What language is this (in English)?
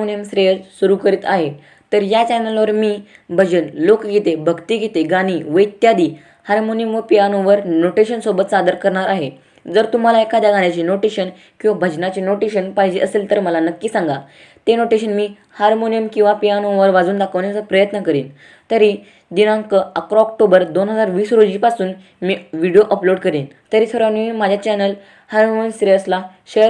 Marathi